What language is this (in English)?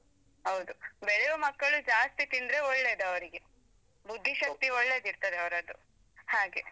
Kannada